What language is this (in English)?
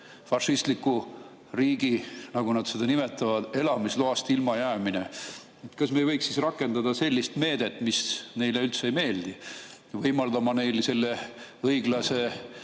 Estonian